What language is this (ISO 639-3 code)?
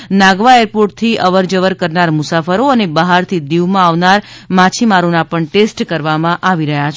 guj